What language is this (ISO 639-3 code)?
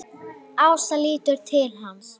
isl